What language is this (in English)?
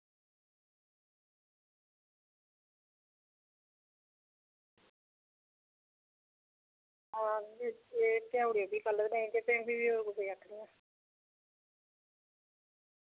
Dogri